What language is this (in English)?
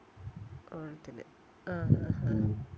Malayalam